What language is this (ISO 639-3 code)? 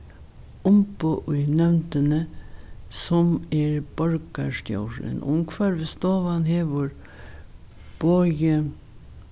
fao